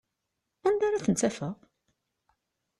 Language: Kabyle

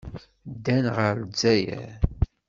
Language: Kabyle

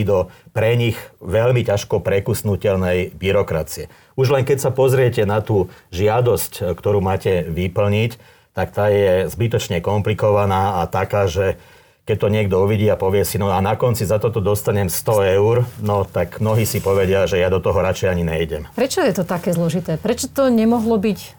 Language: Slovak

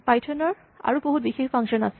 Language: Assamese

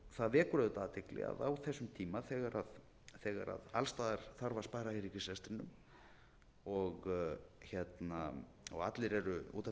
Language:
Icelandic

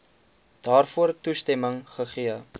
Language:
Afrikaans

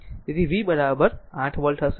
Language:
Gujarati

